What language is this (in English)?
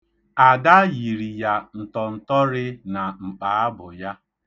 Igbo